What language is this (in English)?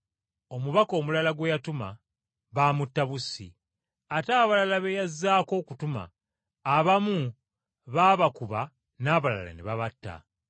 Ganda